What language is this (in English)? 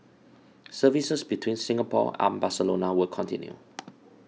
English